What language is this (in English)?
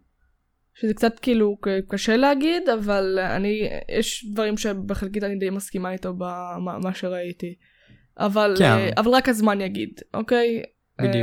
Hebrew